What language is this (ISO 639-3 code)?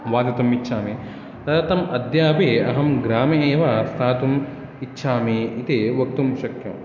san